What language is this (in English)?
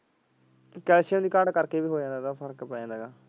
Punjabi